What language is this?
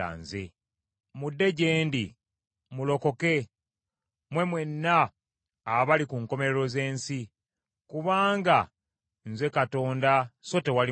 Ganda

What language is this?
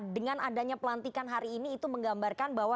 Indonesian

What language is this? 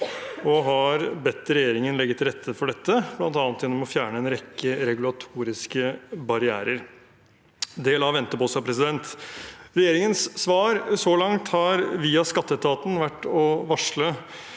Norwegian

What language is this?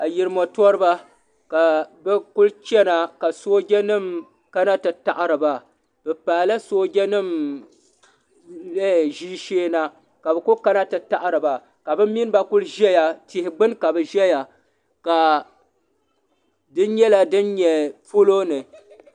Dagbani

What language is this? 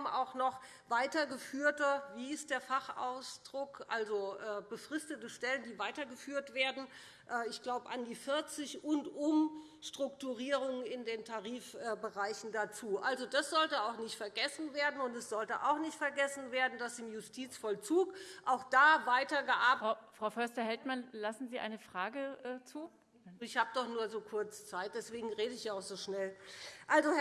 German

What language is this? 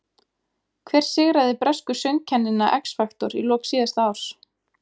Icelandic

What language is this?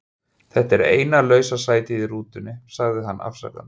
Icelandic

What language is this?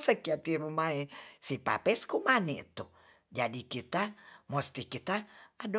Tonsea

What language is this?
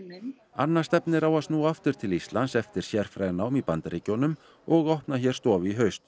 Icelandic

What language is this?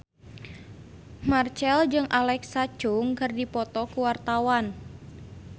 Sundanese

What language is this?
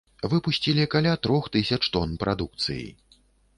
Belarusian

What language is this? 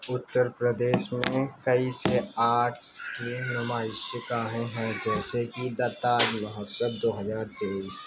Urdu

